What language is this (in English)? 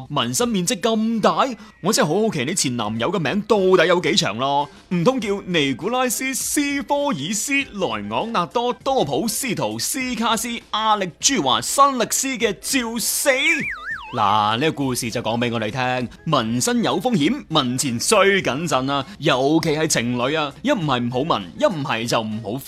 Chinese